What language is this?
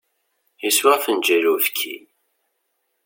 Kabyle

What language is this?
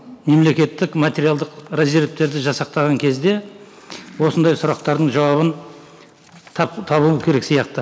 Kazakh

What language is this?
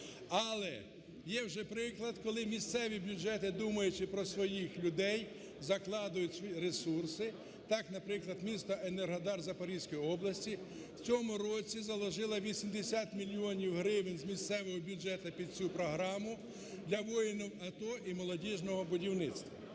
Ukrainian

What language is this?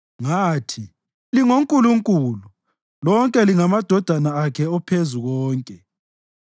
North Ndebele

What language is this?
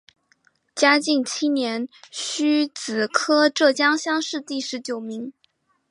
Chinese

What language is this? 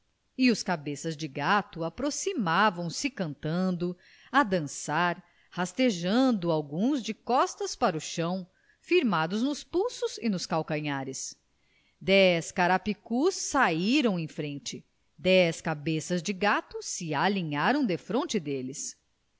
Portuguese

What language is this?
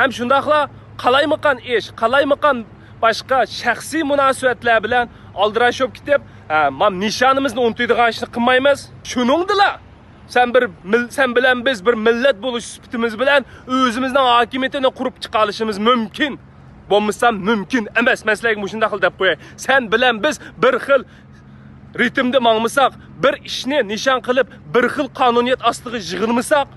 Turkish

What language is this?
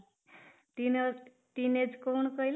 Odia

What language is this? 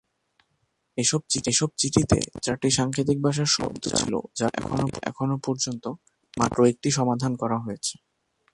Bangla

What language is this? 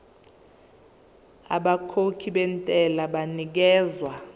Zulu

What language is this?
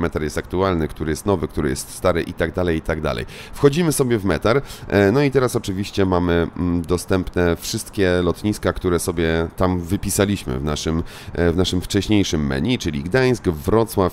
Polish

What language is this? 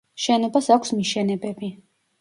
Georgian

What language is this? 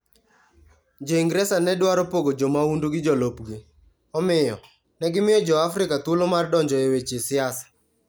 Luo (Kenya and Tanzania)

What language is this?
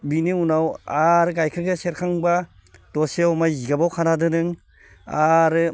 Bodo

